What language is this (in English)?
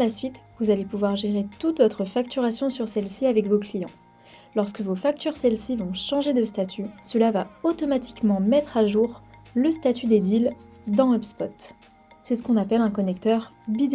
French